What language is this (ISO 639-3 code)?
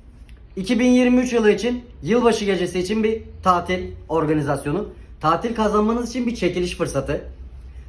tur